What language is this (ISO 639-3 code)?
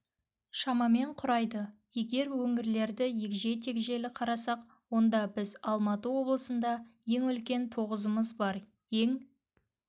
kaz